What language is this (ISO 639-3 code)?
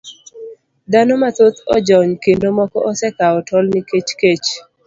luo